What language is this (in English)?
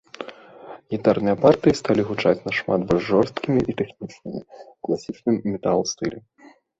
Belarusian